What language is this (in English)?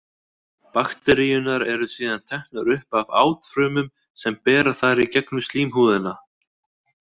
Icelandic